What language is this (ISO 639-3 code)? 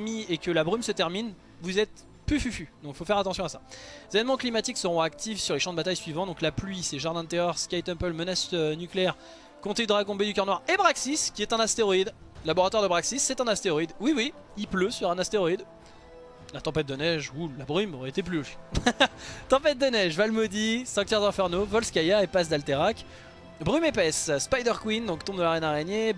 fra